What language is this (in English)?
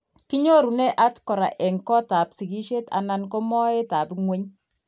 Kalenjin